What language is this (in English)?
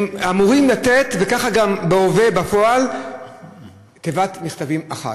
Hebrew